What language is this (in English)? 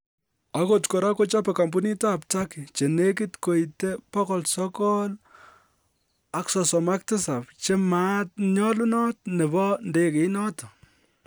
Kalenjin